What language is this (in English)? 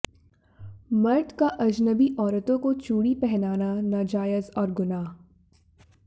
Hindi